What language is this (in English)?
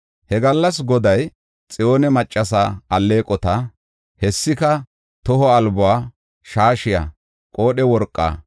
Gofa